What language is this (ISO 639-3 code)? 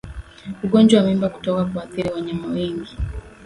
swa